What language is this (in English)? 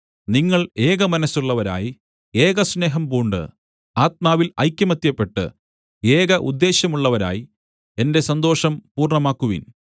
Malayalam